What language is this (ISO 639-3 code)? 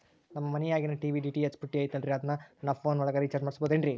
kan